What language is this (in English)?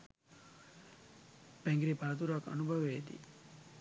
Sinhala